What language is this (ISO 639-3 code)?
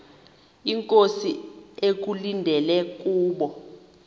xho